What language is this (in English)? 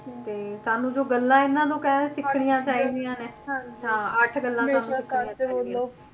Punjabi